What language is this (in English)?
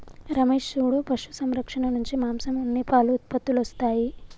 Telugu